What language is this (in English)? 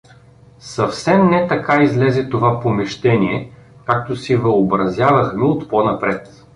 Bulgarian